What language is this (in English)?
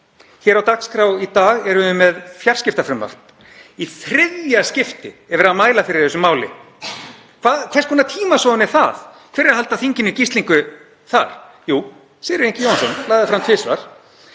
Icelandic